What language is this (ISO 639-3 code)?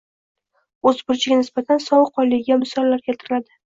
uzb